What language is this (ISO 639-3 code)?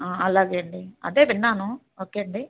tel